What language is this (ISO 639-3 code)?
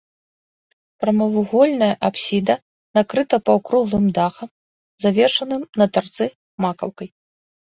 bel